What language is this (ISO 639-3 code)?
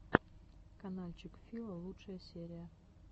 rus